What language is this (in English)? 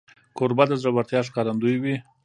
Pashto